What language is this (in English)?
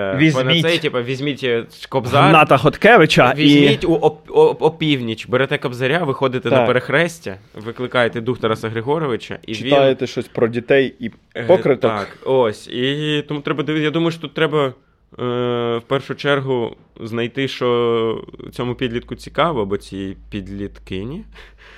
Ukrainian